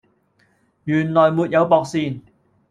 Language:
Cantonese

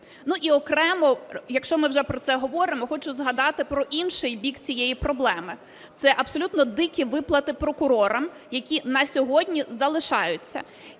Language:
Ukrainian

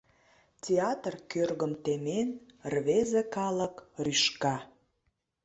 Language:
Mari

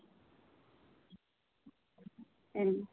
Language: Santali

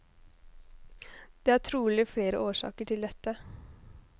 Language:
Norwegian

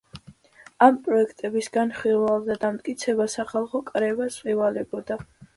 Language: Georgian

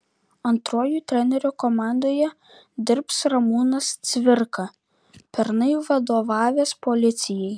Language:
Lithuanian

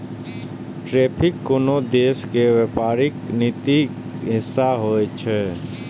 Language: Maithili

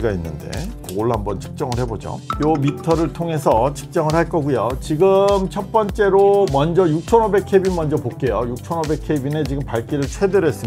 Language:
Korean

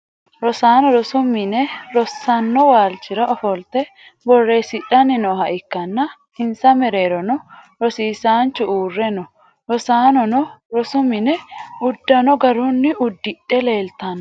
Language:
Sidamo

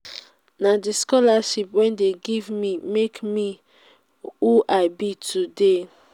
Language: Nigerian Pidgin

